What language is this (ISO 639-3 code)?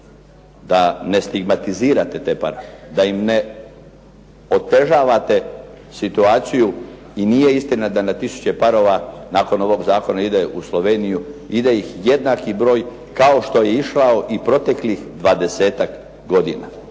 hrv